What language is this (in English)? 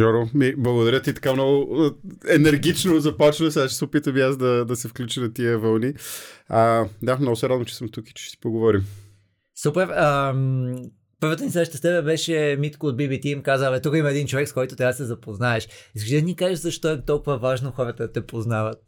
Bulgarian